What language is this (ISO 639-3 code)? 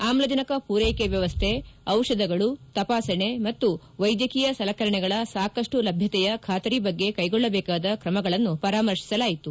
kan